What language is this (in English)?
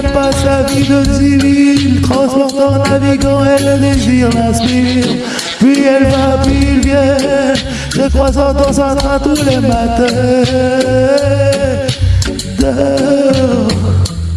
French